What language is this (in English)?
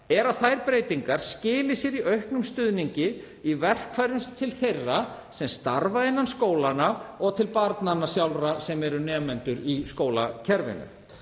Icelandic